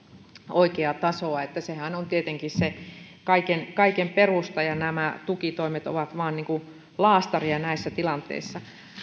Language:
Finnish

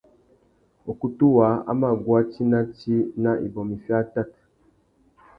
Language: Tuki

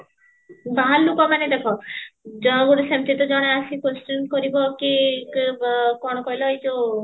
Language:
Odia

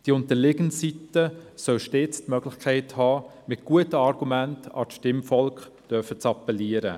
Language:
Swiss German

